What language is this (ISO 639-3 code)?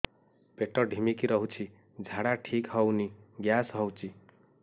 ori